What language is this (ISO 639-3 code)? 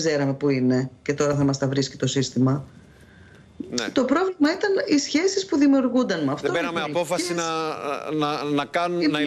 ell